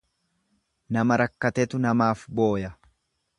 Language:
Oromo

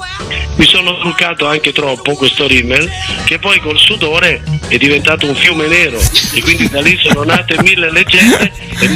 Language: Italian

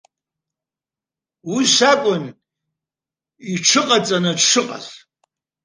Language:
Abkhazian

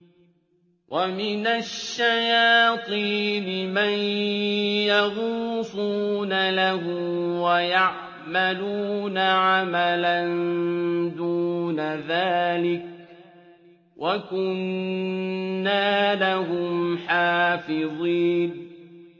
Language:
Arabic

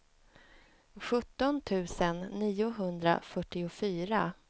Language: Swedish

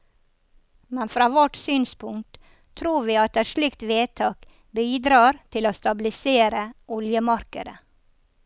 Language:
Norwegian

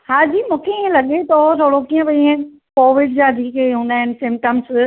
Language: Sindhi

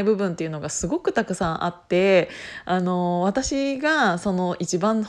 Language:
Japanese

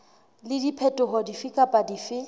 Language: Southern Sotho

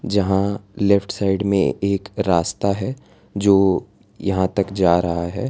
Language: Hindi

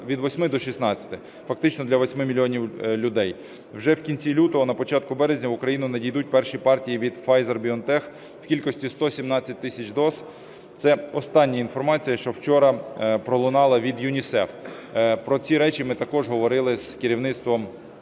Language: Ukrainian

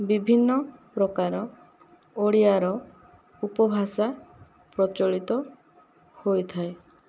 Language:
Odia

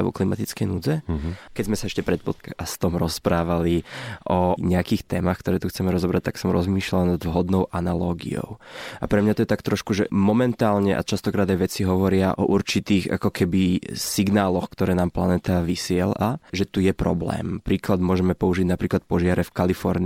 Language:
Slovak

